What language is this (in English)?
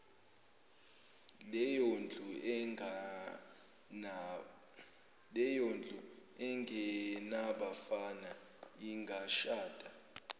Zulu